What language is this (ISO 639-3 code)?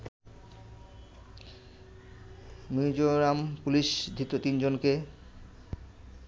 ben